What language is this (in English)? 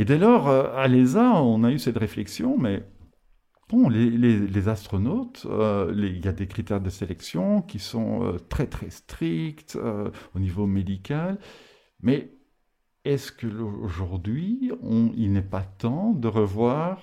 French